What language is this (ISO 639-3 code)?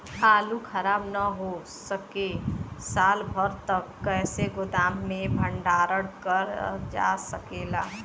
bho